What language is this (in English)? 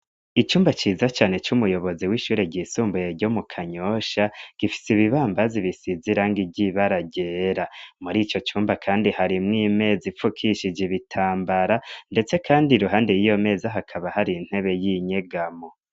Rundi